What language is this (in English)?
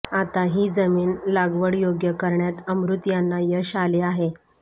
Marathi